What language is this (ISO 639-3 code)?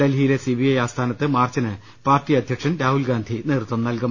mal